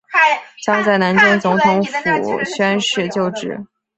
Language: Chinese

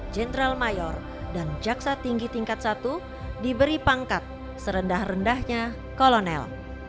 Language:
Indonesian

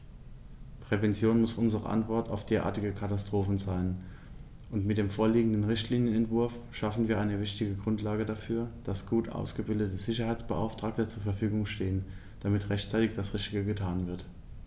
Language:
German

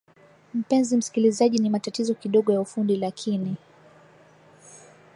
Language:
Swahili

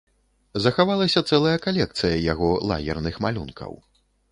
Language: Belarusian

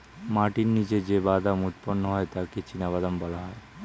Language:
Bangla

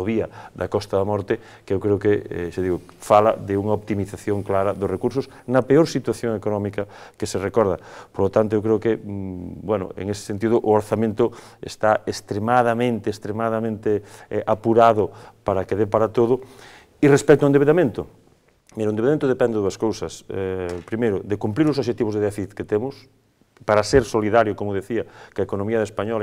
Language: Spanish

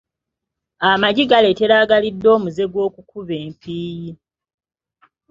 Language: Ganda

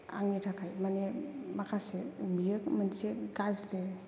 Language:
Bodo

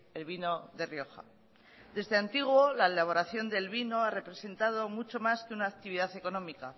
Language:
Spanish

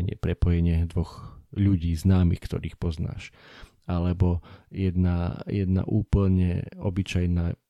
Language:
Slovak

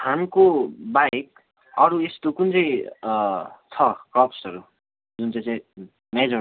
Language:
Nepali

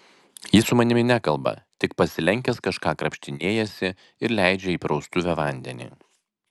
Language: Lithuanian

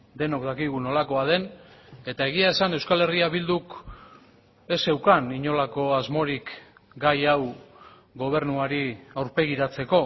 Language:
Basque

